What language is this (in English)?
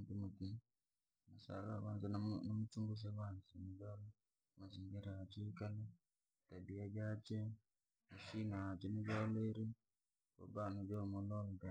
Langi